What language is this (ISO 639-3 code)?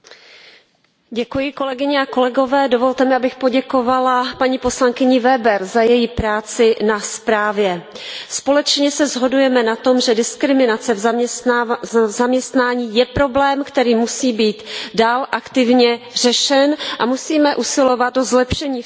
ces